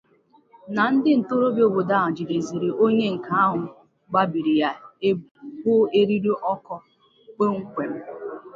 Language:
Igbo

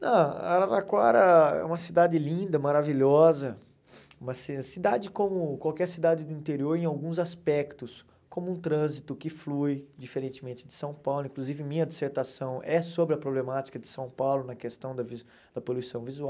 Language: Portuguese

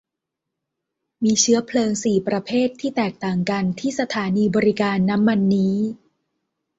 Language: Thai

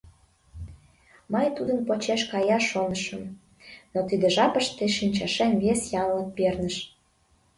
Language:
Mari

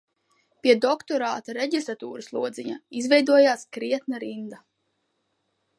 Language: Latvian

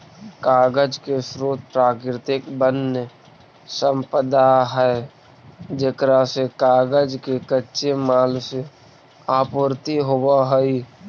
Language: Magahi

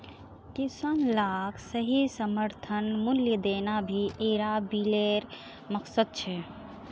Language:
Magahi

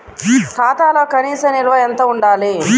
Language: Telugu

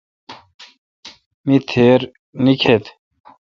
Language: Kalkoti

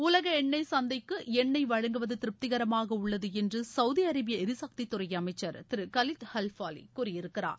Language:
Tamil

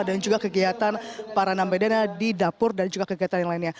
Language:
Indonesian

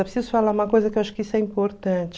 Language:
Portuguese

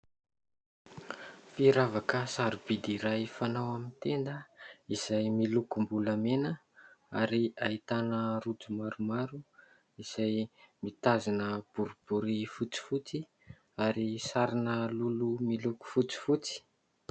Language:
Malagasy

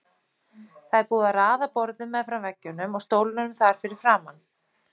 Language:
Icelandic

